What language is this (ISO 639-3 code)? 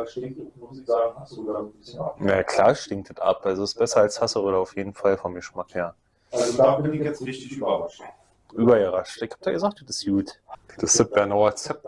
deu